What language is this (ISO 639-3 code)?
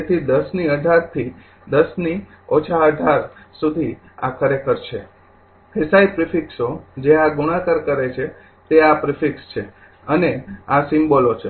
guj